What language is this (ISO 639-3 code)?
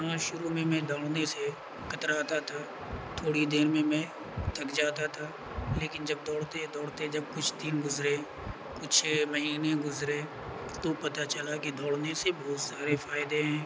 urd